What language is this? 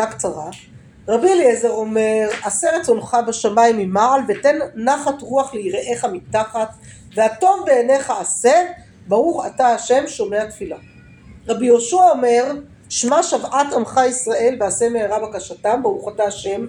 Hebrew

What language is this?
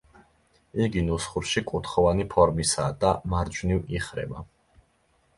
Georgian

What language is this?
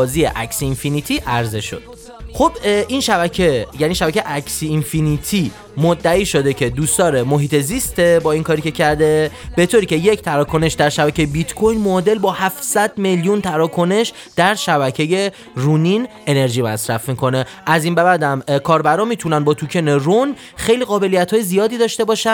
Persian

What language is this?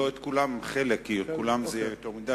Hebrew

